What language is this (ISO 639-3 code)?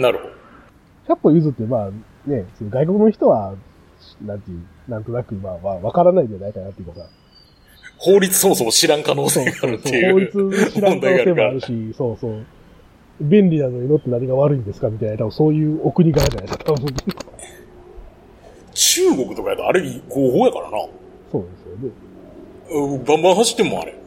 jpn